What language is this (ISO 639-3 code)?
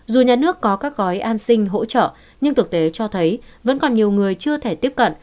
vie